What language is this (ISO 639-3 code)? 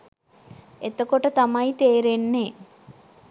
sin